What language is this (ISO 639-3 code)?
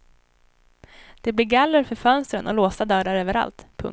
swe